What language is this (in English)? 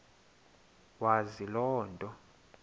Xhosa